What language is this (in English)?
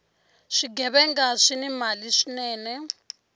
Tsonga